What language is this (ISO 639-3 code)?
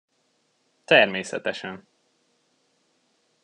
hun